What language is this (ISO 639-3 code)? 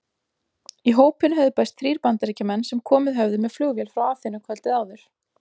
isl